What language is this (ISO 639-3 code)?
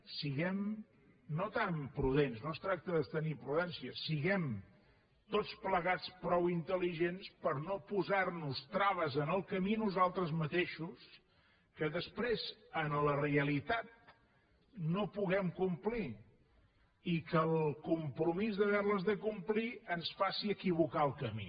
cat